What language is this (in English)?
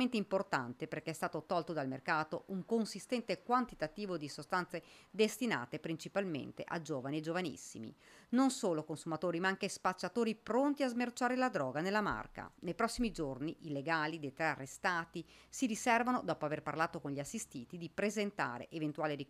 Italian